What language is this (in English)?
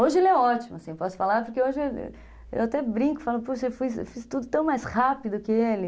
Portuguese